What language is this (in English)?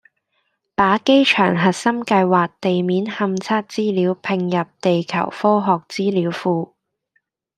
Cantonese